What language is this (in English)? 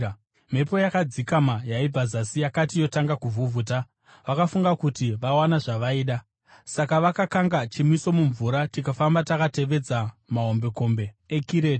Shona